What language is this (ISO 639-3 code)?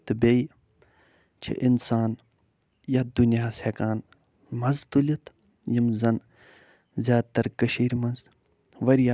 kas